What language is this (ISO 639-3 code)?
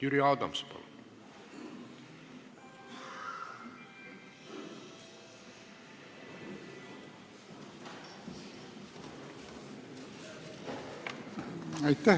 est